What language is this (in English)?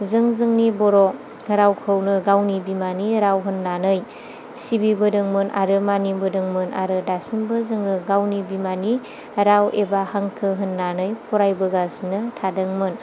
Bodo